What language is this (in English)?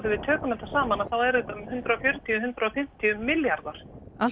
Icelandic